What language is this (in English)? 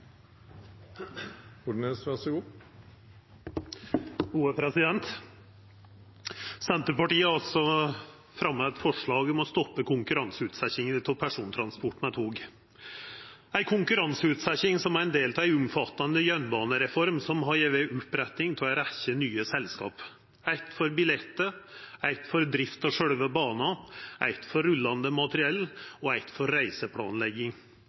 Norwegian